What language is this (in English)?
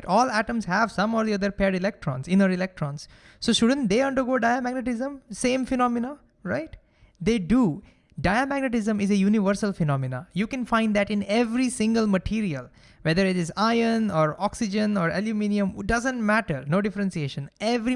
English